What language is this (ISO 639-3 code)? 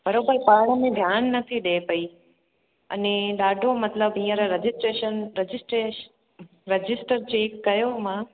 snd